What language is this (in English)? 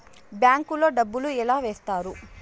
Telugu